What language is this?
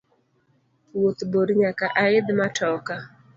Luo (Kenya and Tanzania)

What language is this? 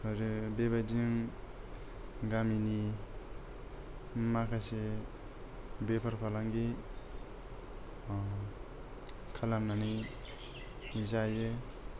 Bodo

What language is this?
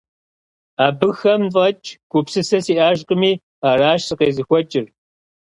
Kabardian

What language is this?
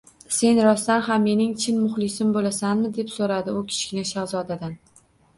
Uzbek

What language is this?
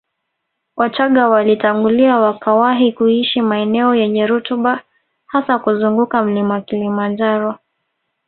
Swahili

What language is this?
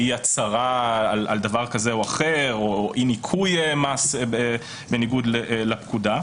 Hebrew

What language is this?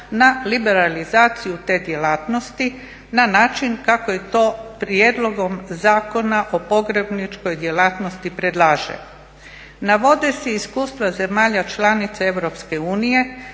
Croatian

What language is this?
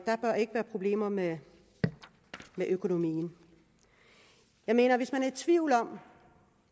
Danish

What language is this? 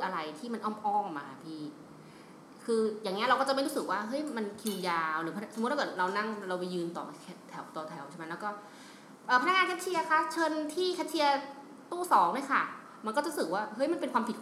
Thai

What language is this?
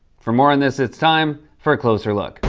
English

